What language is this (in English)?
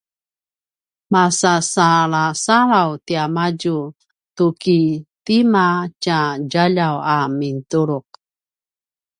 Paiwan